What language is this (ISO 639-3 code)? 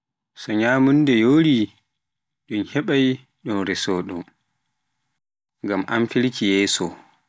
fuf